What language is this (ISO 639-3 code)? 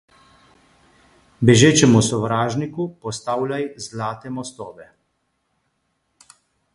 slv